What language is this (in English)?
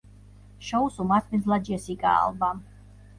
Georgian